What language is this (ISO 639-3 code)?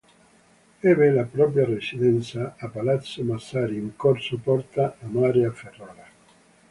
ita